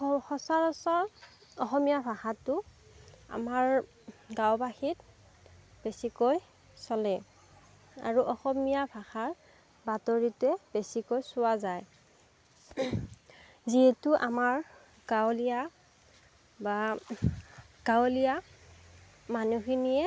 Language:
Assamese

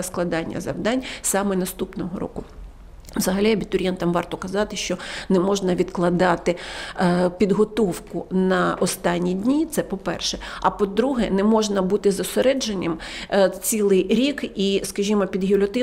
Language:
Ukrainian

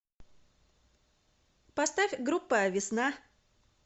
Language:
Russian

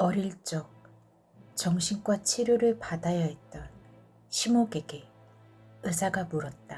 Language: Korean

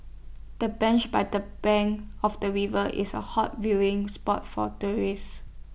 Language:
English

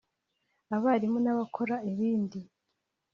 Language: Kinyarwanda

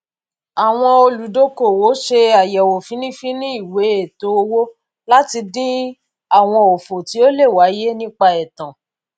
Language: Yoruba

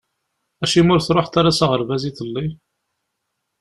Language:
Kabyle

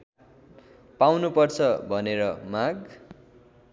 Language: Nepali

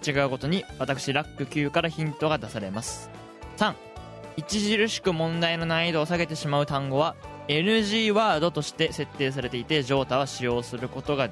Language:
Japanese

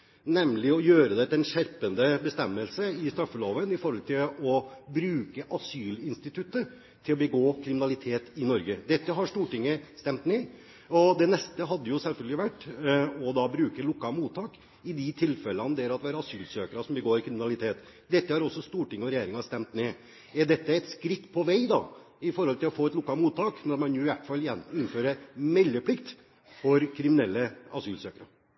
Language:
Norwegian Bokmål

